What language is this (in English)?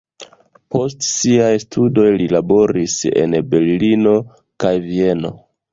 Esperanto